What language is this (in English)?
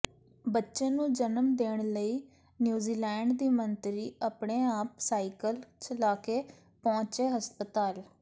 Punjabi